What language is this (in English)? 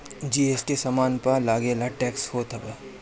Bhojpuri